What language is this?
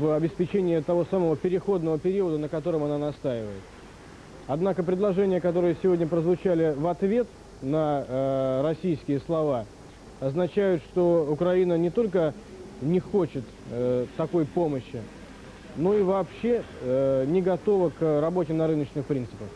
Russian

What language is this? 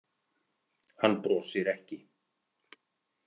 Icelandic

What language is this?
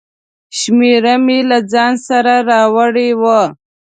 Pashto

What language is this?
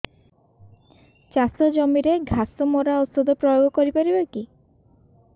Odia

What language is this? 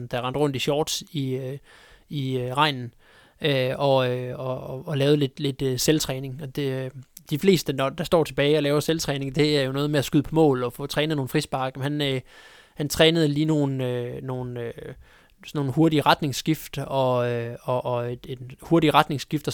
Danish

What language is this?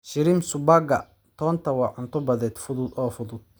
Somali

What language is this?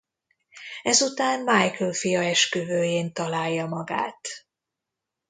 Hungarian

